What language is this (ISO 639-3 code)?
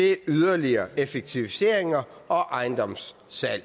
dan